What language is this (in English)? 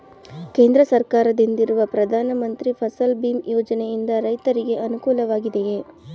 Kannada